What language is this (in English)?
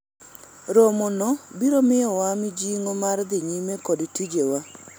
Luo (Kenya and Tanzania)